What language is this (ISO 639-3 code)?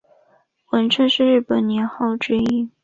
zho